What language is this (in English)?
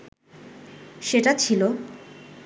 Bangla